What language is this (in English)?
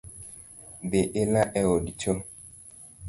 Luo (Kenya and Tanzania)